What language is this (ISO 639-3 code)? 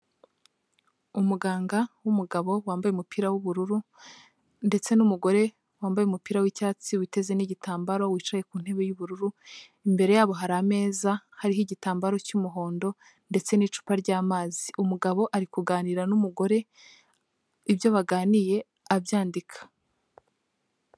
kin